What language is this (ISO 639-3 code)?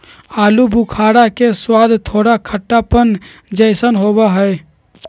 mag